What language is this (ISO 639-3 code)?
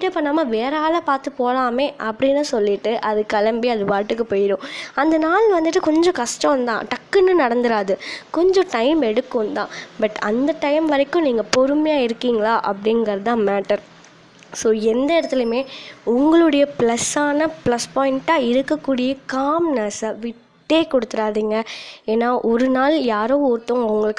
tam